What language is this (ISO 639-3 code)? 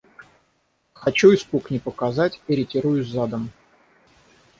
rus